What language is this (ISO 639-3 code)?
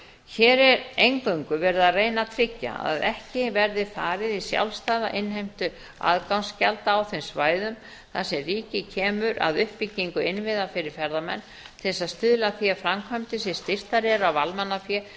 isl